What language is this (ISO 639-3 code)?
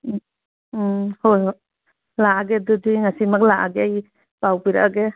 mni